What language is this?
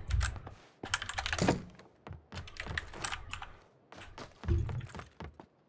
Korean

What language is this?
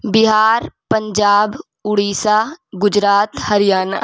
Urdu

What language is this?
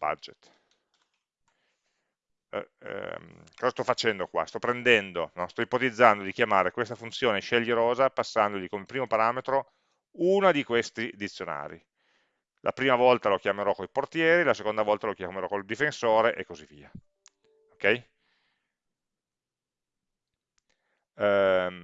Italian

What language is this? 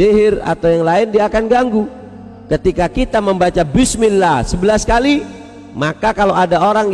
Indonesian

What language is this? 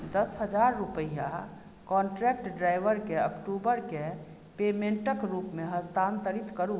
Maithili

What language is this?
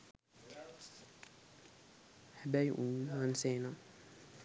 Sinhala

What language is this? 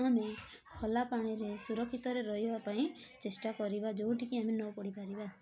Odia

